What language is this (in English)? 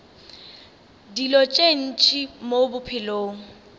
Northern Sotho